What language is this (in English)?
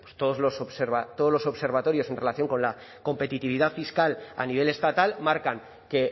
Spanish